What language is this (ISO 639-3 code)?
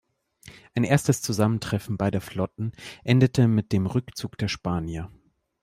deu